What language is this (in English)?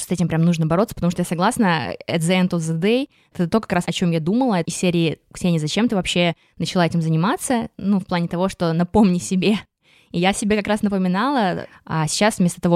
Russian